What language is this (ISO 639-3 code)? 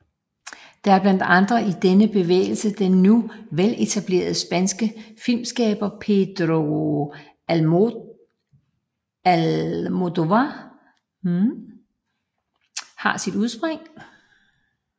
dan